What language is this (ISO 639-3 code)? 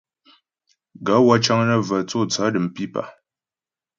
bbj